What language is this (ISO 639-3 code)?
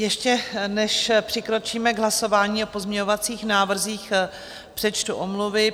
ces